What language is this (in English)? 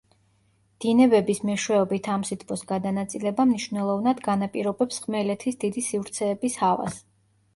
Georgian